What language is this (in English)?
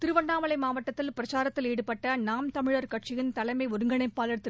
Tamil